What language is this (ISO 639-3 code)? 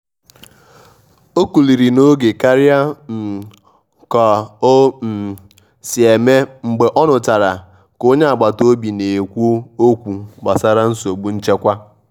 ibo